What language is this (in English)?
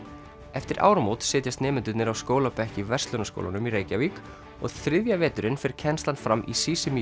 Icelandic